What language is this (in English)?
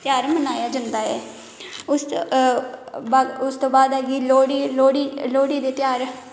Dogri